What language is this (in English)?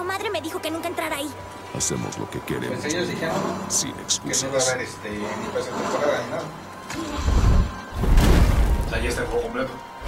Spanish